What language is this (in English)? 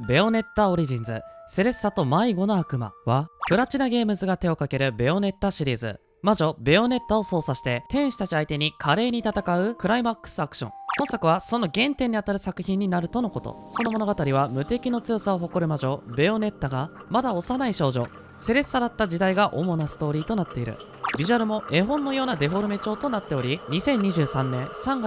Japanese